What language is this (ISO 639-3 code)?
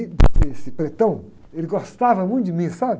por